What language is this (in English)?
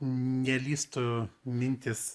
Lithuanian